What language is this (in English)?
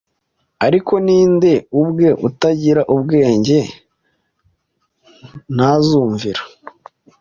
Kinyarwanda